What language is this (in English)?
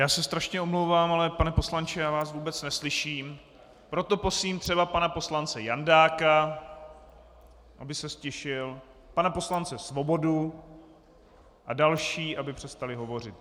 Czech